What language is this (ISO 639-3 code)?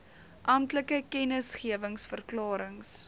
afr